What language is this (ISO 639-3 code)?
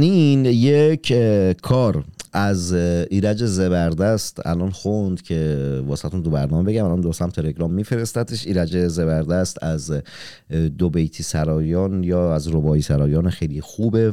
fas